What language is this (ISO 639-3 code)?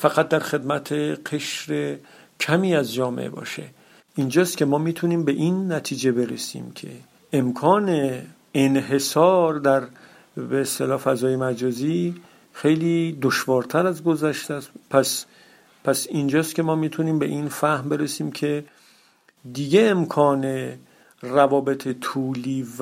fas